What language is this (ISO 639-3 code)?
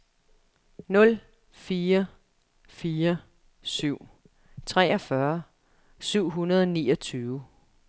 dan